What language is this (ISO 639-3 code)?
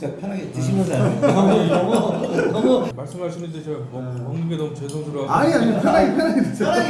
kor